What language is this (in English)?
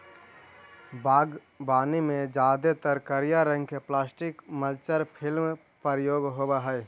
Magahi